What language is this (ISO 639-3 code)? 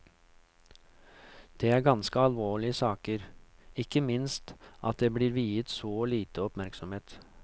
nor